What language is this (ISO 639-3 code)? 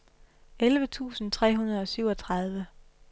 dan